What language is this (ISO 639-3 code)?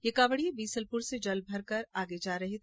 hin